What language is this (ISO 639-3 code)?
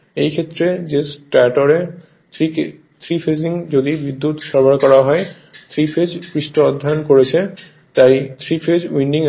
ben